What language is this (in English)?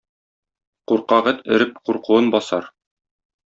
Tatar